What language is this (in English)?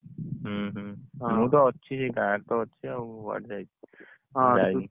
Odia